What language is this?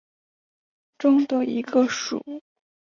Chinese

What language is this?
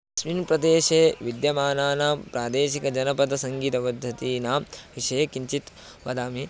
Sanskrit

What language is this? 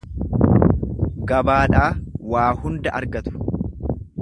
Oromo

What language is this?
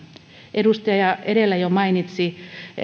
Finnish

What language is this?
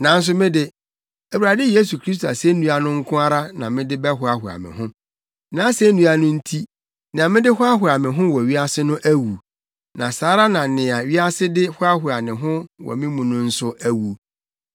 Akan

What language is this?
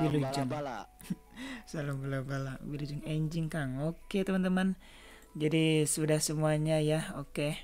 Indonesian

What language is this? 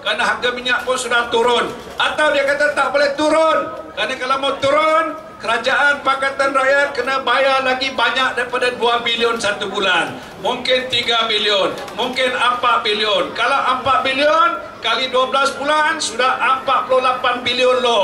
Malay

